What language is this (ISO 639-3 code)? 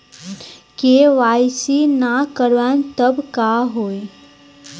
bho